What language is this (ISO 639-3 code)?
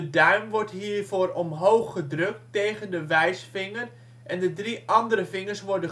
nld